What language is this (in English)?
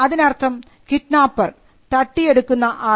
Malayalam